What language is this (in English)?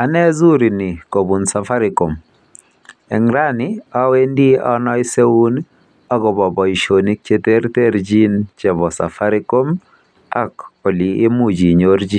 Kalenjin